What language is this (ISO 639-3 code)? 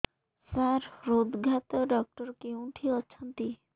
ori